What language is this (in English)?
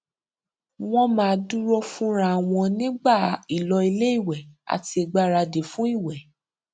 Yoruba